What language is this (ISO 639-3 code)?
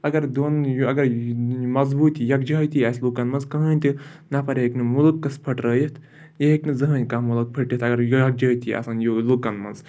kas